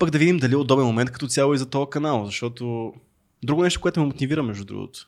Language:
Bulgarian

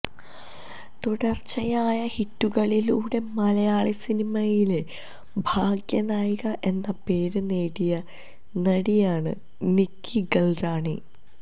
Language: Malayalam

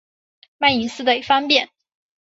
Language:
Chinese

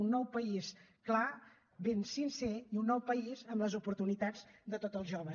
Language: Catalan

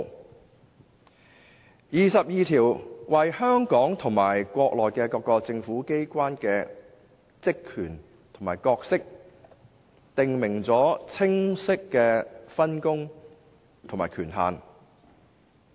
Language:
Cantonese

